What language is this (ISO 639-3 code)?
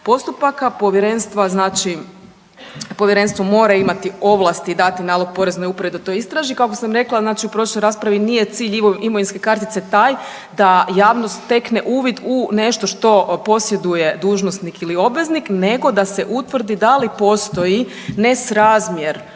hrv